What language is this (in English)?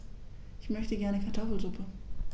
German